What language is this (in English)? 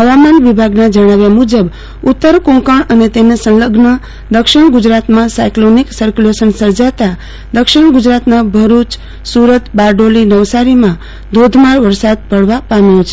Gujarati